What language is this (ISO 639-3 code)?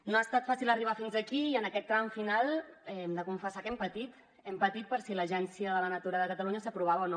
cat